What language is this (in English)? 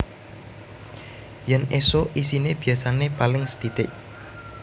Javanese